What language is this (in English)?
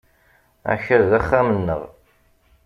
Kabyle